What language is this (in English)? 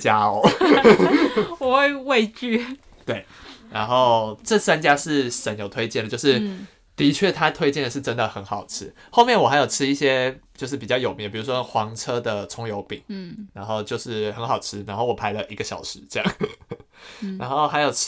Chinese